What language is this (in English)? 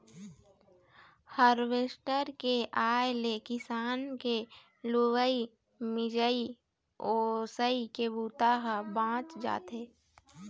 Chhattisgarhi